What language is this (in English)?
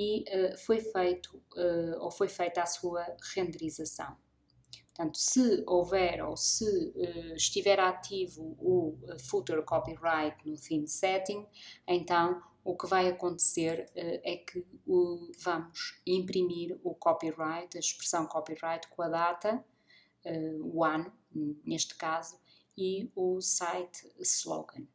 Portuguese